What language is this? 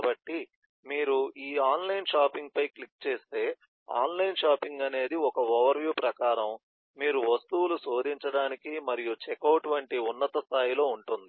Telugu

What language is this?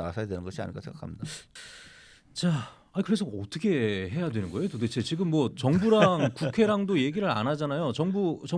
Korean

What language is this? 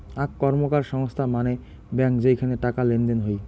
Bangla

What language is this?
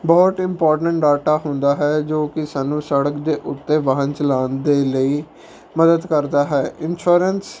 Punjabi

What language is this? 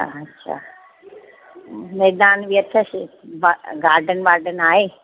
Sindhi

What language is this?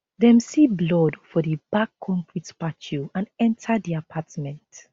Nigerian Pidgin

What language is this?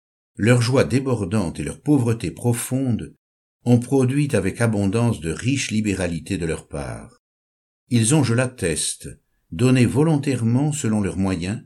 French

